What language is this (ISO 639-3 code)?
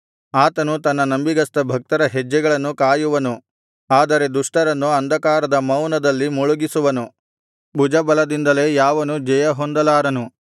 kan